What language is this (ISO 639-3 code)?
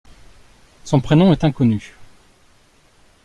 fra